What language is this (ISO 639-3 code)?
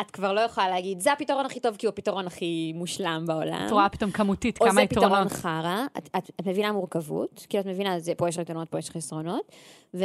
heb